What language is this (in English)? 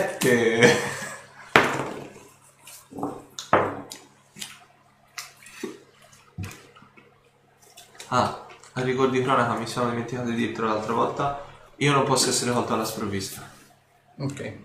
Italian